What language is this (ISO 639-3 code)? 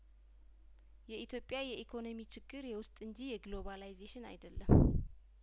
amh